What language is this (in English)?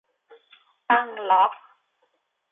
Thai